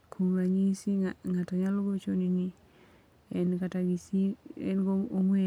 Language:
Luo (Kenya and Tanzania)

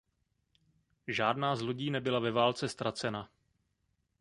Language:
Czech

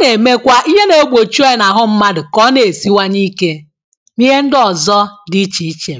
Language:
Igbo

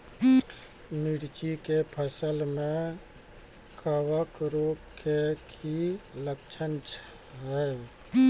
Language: Maithili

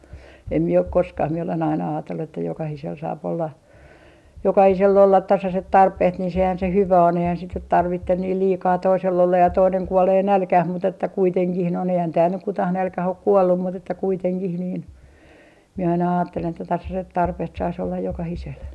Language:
Finnish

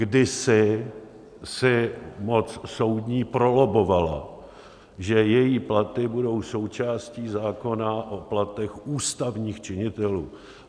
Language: Czech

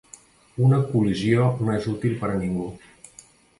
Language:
Catalan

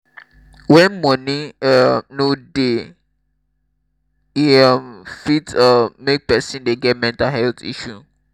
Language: Nigerian Pidgin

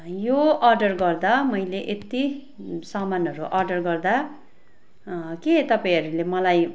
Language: Nepali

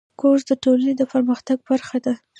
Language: Pashto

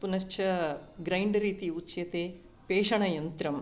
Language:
Sanskrit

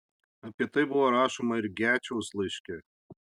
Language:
Lithuanian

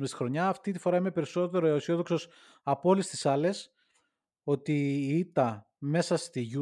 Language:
Greek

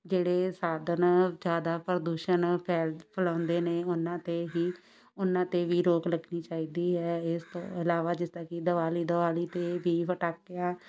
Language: Punjabi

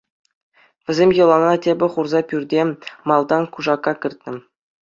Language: Chuvash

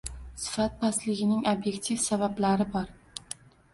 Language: Uzbek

